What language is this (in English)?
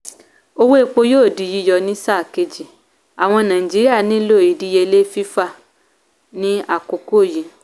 Yoruba